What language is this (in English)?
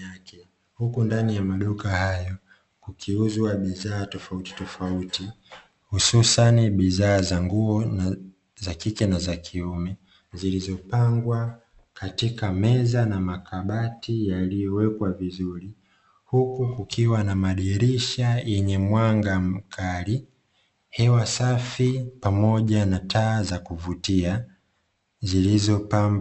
Swahili